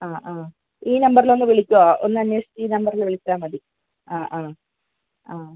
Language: Malayalam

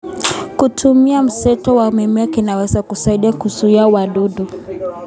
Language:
Kalenjin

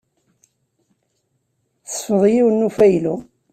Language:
Kabyle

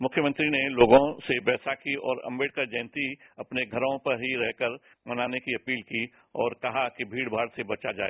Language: Hindi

